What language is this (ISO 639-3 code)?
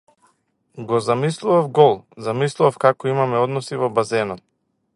mkd